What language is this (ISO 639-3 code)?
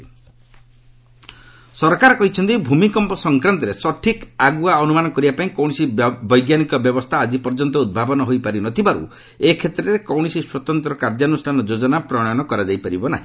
ori